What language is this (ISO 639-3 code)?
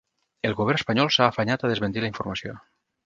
cat